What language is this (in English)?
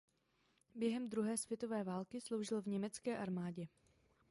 Czech